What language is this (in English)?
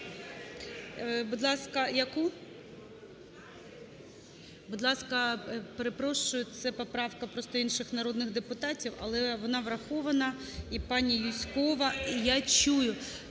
Ukrainian